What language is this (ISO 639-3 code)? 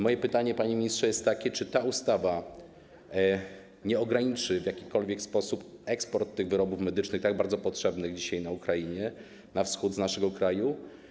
pol